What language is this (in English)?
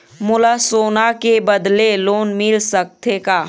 Chhattisgarhi